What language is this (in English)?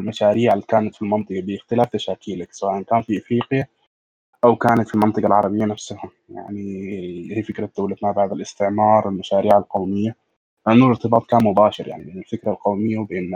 Arabic